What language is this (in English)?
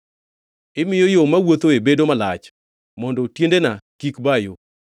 Luo (Kenya and Tanzania)